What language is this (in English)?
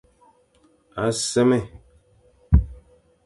Fang